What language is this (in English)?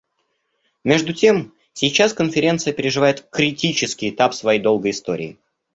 Russian